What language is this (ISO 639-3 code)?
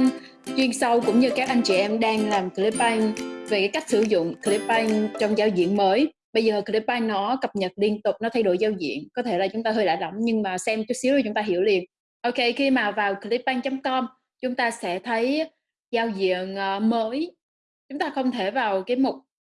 vie